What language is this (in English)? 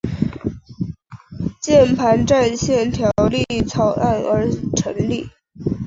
Chinese